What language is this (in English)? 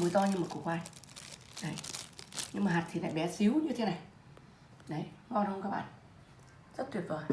Vietnamese